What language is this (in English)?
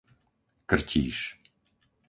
Slovak